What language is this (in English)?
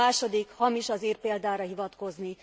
Hungarian